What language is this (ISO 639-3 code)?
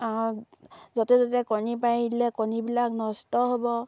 asm